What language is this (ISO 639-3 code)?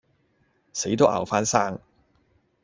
yue